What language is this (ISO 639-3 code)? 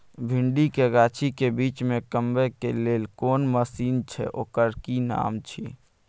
mai